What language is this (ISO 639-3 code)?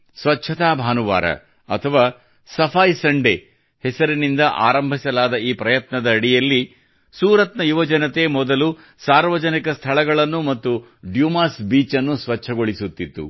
kan